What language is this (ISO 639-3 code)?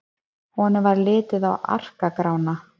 isl